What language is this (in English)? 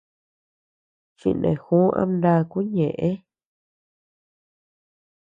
Tepeuxila Cuicatec